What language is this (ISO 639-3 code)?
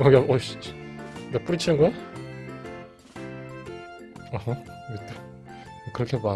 kor